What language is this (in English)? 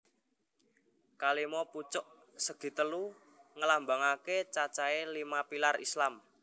Javanese